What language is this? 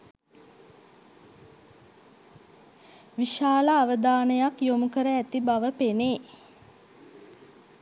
Sinhala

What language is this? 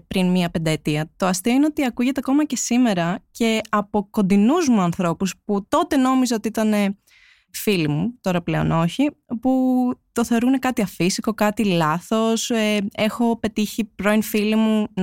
Greek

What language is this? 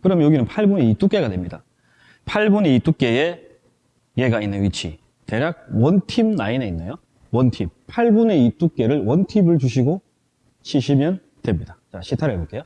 Korean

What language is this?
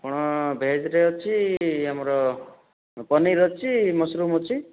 Odia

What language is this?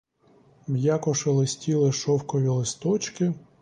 Ukrainian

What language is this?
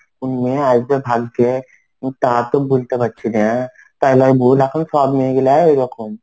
Bangla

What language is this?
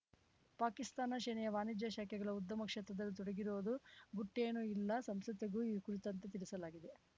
Kannada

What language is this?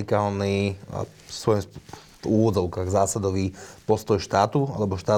Slovak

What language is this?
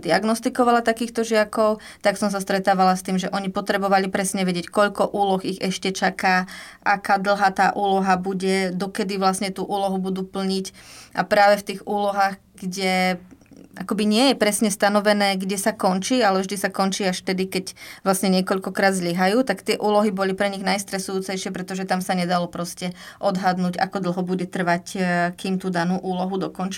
Slovak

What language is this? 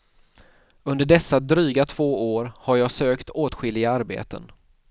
Swedish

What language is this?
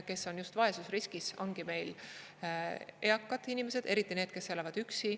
Estonian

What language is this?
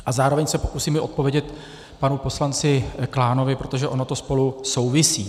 Czech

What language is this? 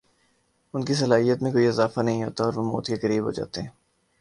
Urdu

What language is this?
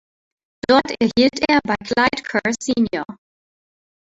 German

